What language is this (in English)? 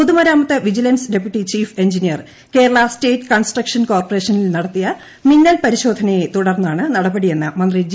Malayalam